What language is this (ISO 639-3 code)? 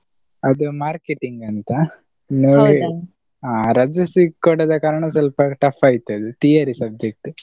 kan